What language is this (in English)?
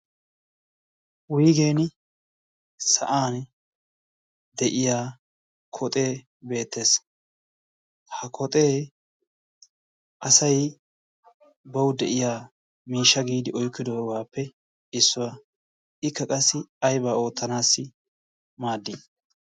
Wolaytta